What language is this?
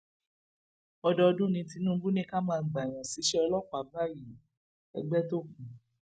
Yoruba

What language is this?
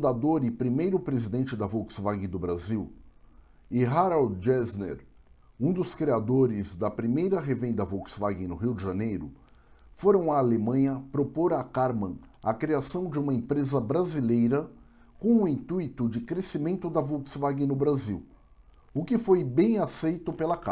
Portuguese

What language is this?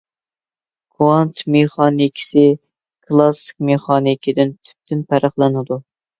Uyghur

